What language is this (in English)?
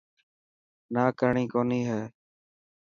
Dhatki